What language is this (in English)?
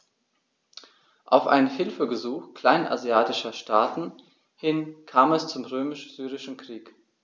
German